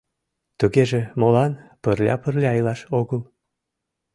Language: Mari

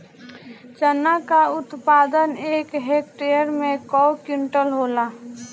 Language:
Bhojpuri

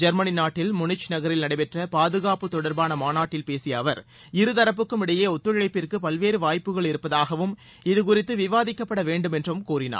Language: Tamil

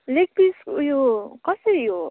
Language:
Nepali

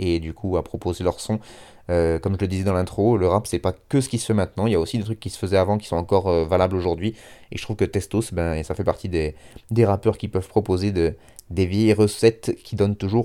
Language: French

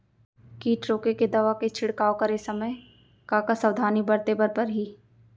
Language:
Chhattisgarhi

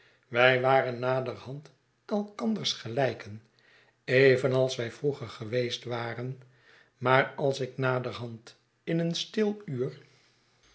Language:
Dutch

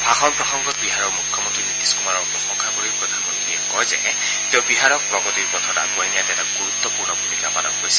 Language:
Assamese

